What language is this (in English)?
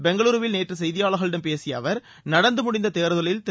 Tamil